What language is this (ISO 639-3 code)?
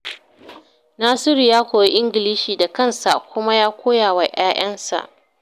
hau